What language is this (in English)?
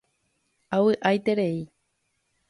Guarani